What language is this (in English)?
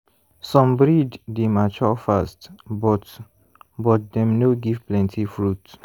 Nigerian Pidgin